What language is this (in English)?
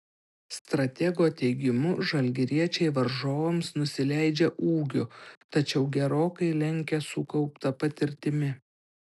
Lithuanian